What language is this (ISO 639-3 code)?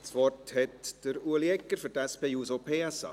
gsw